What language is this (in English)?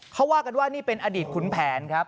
Thai